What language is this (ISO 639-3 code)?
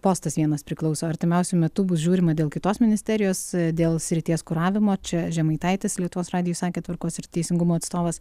lit